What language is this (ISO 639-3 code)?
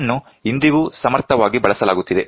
kan